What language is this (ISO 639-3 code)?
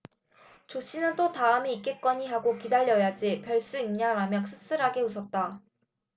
kor